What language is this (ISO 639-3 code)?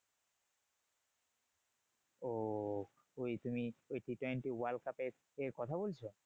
ben